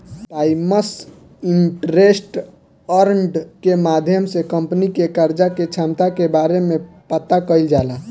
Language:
Bhojpuri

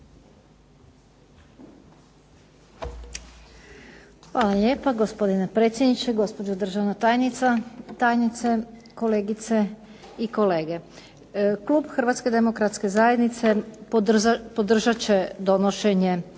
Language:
Croatian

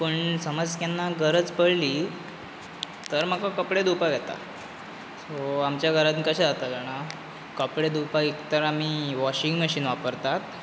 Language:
Konkani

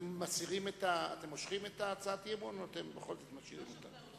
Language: Hebrew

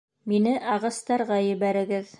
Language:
Bashkir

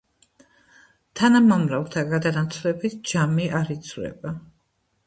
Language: Georgian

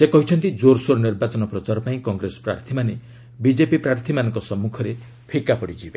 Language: Odia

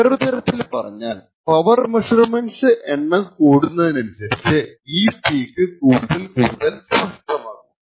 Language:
Malayalam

